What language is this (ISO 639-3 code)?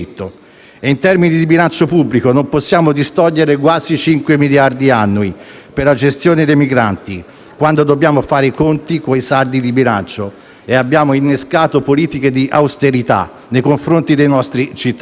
ita